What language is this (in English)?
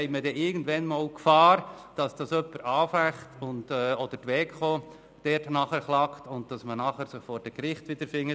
Swiss German